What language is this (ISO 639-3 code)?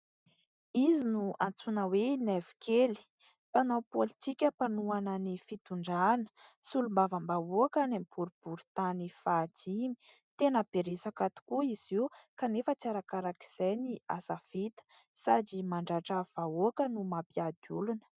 mlg